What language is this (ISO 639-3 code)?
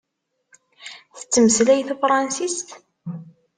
kab